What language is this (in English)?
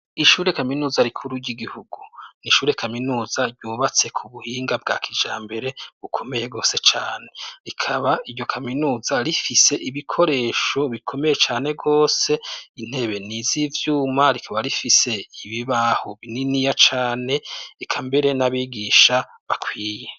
Rundi